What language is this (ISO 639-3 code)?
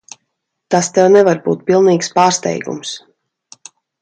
lav